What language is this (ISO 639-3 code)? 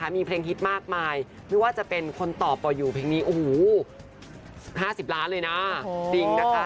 tha